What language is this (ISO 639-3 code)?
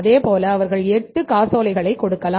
tam